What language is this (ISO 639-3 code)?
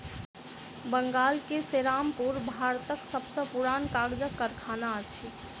mai